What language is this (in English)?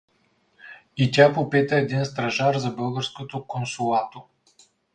Bulgarian